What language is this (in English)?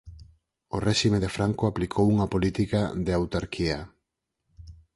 Galician